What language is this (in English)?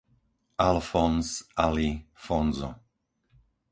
Slovak